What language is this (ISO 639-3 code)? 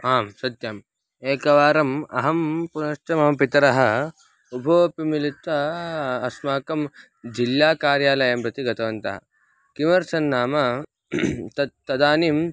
san